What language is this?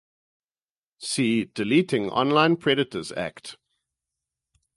English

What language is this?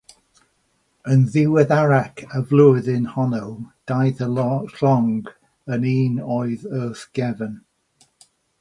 Welsh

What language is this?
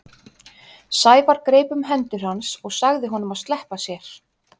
Icelandic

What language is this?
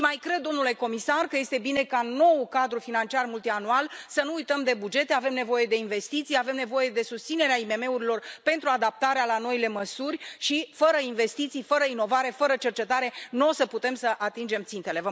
Romanian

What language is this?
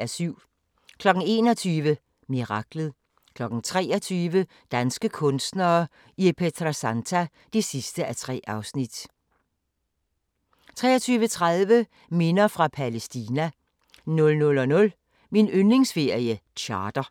Danish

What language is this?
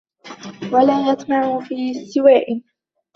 Arabic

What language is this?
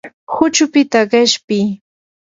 Yanahuanca Pasco Quechua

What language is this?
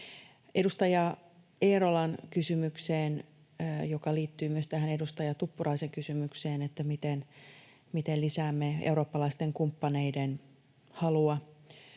Finnish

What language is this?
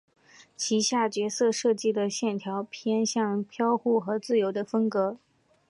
Chinese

